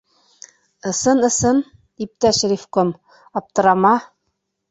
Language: Bashkir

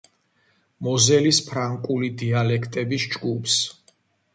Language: Georgian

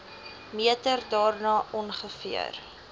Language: Afrikaans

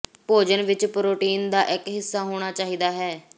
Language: Punjabi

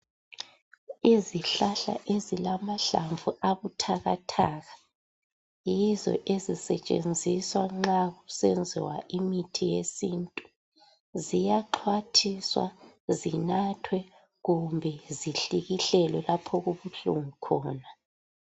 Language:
North Ndebele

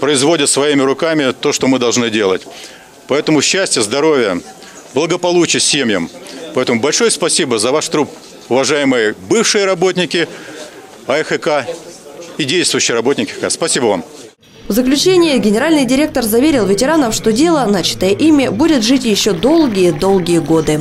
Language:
Russian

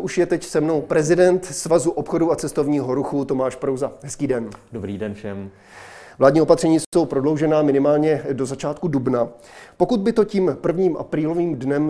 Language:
Czech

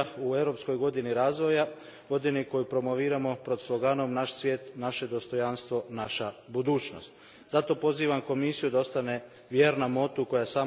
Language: Croatian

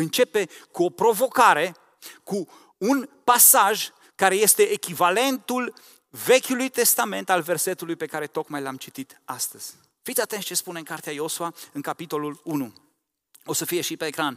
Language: Romanian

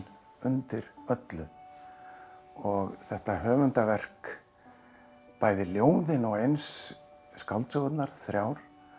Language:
Icelandic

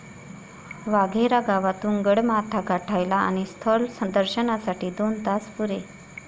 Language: Marathi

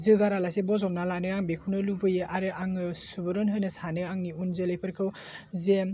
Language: Bodo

